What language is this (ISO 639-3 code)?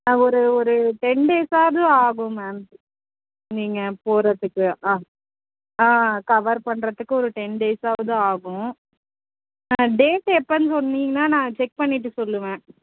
tam